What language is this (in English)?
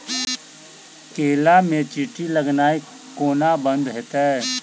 Maithili